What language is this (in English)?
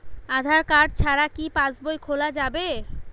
Bangla